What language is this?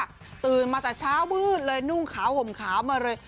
Thai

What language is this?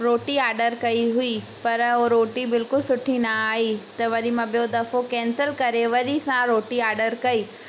Sindhi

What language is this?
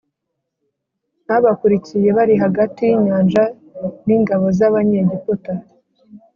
Kinyarwanda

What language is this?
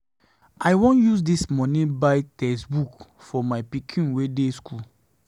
Nigerian Pidgin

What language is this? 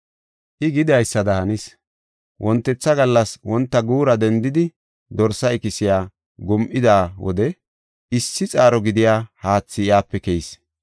Gofa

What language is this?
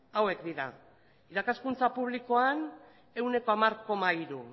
Basque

